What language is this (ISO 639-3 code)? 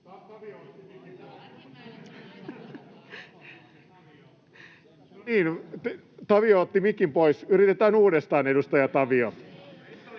fin